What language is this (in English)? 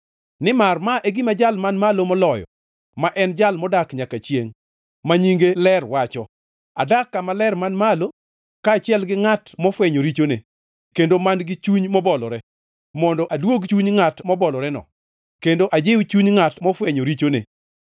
Luo (Kenya and Tanzania)